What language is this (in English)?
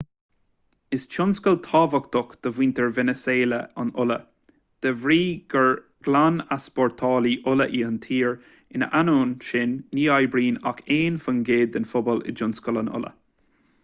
Irish